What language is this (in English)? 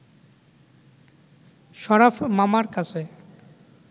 Bangla